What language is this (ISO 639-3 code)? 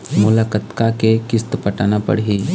hne